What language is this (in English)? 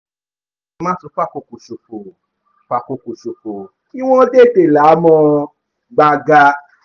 Yoruba